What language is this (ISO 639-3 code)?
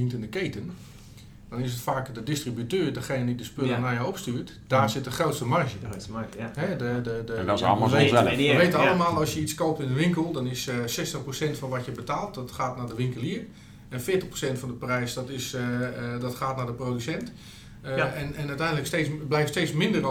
nld